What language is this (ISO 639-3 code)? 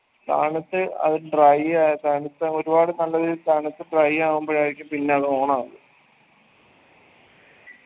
mal